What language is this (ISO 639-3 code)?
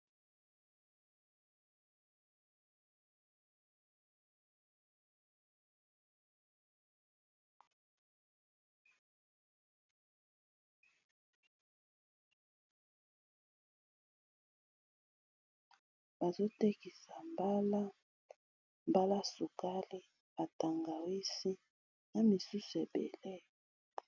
lin